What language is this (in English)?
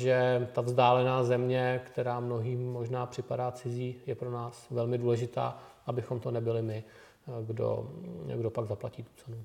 Czech